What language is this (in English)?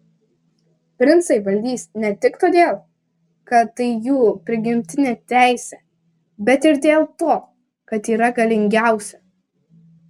Lithuanian